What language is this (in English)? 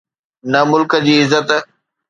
Sindhi